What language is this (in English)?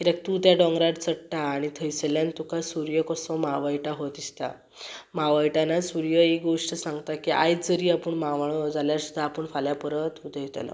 Konkani